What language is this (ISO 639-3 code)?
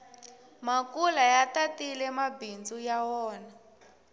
tso